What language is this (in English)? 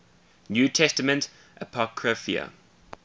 English